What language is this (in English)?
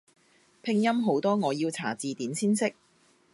Cantonese